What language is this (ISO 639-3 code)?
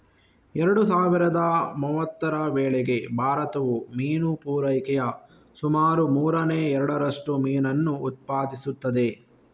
kan